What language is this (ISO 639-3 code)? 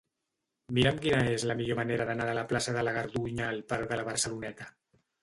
cat